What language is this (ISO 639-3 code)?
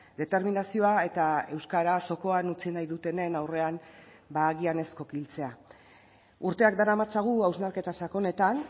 eus